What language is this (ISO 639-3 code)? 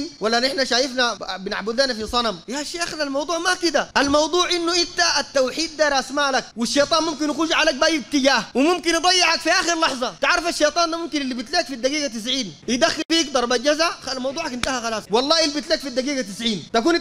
ara